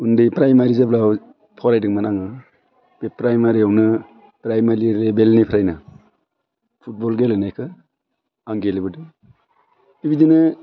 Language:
Bodo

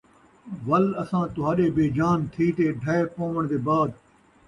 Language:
Saraiki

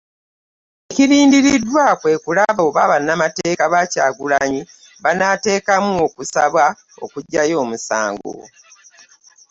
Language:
Ganda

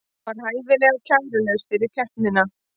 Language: Icelandic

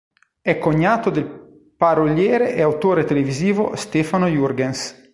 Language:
Italian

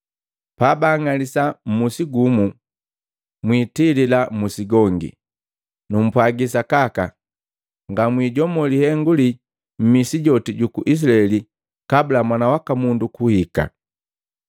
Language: Matengo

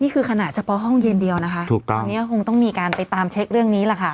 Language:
Thai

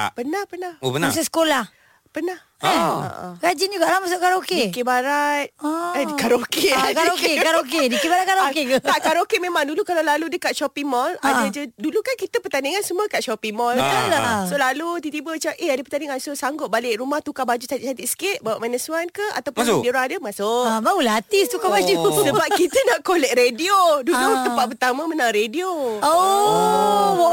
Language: Malay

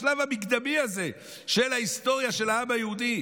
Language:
Hebrew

